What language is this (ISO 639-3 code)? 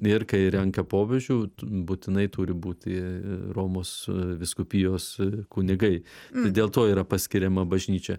lit